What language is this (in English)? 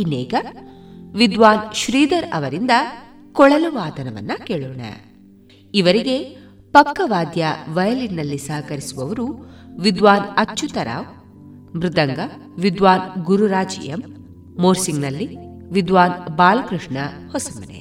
Kannada